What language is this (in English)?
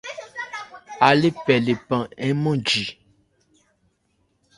Ebrié